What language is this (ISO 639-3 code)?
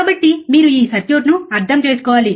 tel